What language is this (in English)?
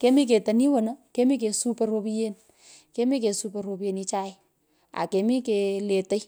Pökoot